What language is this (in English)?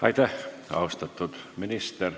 Estonian